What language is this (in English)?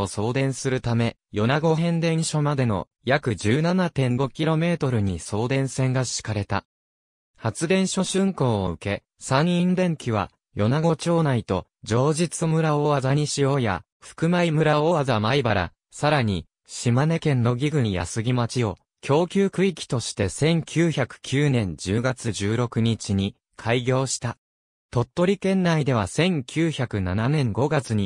Japanese